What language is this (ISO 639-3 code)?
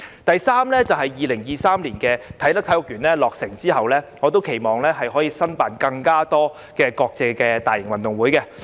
yue